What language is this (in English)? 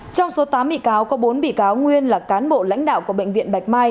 Vietnamese